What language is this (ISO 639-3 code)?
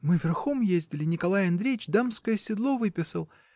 rus